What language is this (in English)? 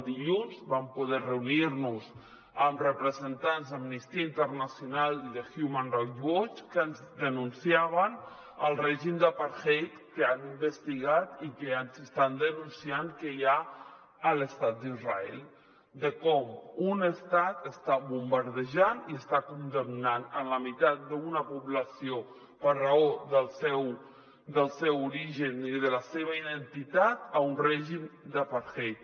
Catalan